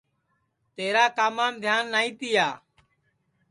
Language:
Sansi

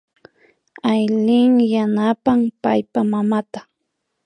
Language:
Imbabura Highland Quichua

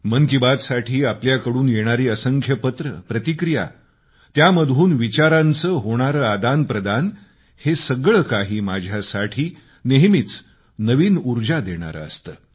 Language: Marathi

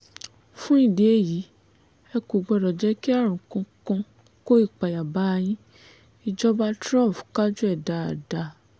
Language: Yoruba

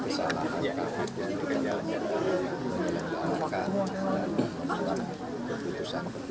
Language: Indonesian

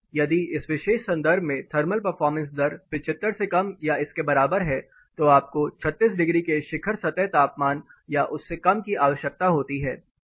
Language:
Hindi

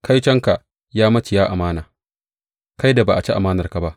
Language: Hausa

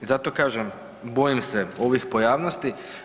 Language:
Croatian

